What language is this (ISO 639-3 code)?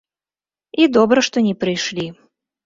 bel